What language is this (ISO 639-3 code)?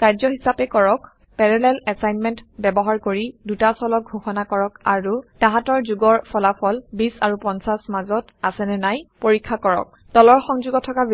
asm